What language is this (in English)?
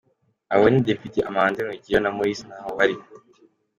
Kinyarwanda